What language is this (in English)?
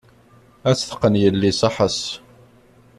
Kabyle